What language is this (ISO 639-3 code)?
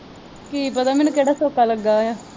pan